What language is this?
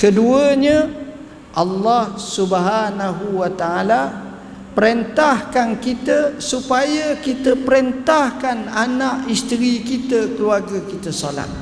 Malay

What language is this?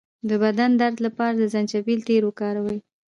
Pashto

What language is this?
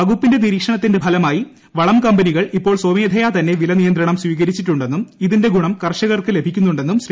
Malayalam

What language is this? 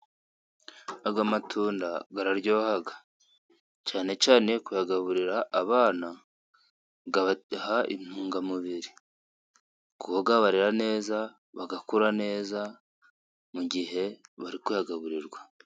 Kinyarwanda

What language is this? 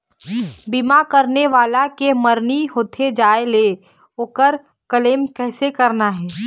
Chhattisgarhi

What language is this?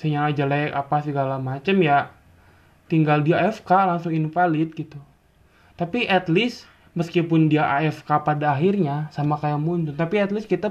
Indonesian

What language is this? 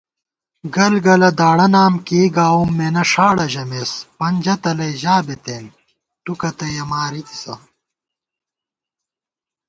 Gawar-Bati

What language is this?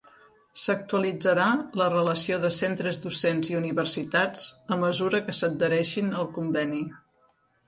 Catalan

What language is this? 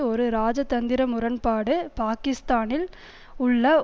Tamil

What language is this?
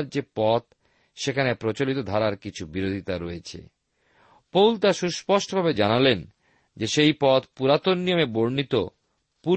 Bangla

